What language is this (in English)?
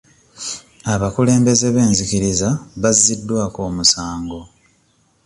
Ganda